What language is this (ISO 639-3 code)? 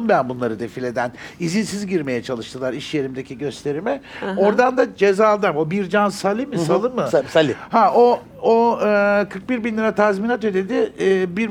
tur